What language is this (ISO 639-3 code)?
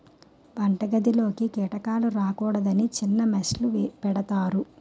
tel